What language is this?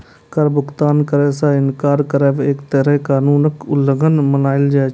Maithili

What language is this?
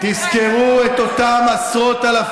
Hebrew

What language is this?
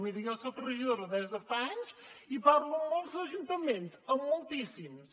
Catalan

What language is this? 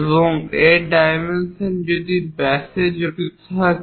Bangla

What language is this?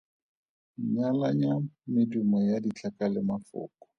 Tswana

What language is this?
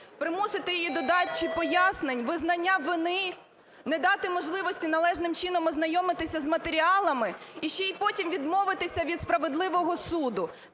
Ukrainian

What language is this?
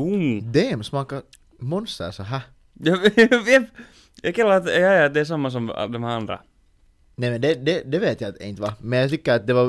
Swedish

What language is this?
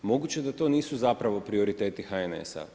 Croatian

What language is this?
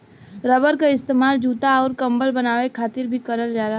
Bhojpuri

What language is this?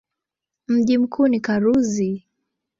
Swahili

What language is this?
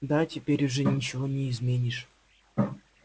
Russian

